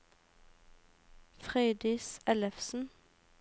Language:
Norwegian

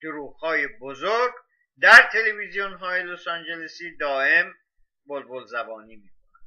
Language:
Persian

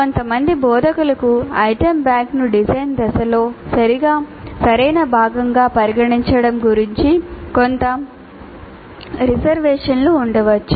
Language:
Telugu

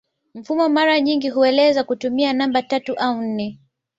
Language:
Swahili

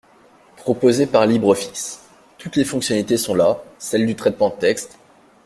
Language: French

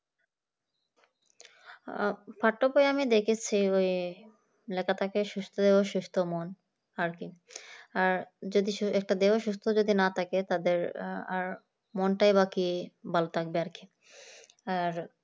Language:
Bangla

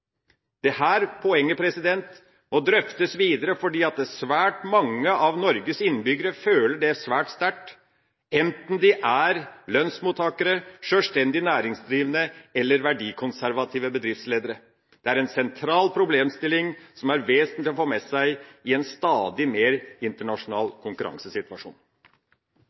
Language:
Norwegian Bokmål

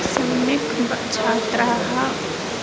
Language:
Sanskrit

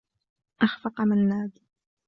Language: Arabic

